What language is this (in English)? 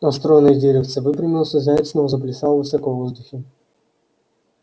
Russian